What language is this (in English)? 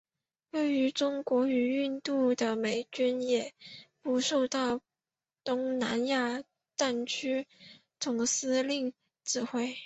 Chinese